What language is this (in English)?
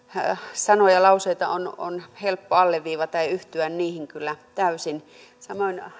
Finnish